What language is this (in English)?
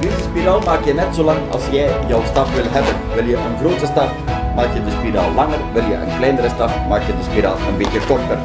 Dutch